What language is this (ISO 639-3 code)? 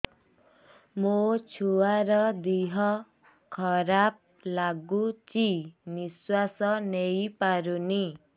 ori